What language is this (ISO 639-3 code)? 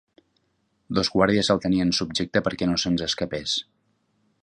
cat